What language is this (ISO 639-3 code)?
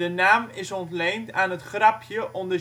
nld